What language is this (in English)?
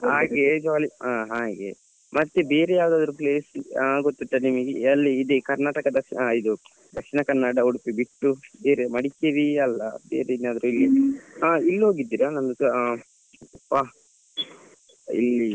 Kannada